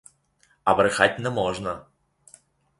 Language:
Ukrainian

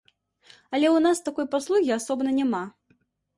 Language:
Belarusian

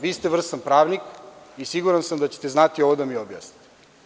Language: Serbian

